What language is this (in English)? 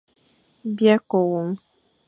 Fang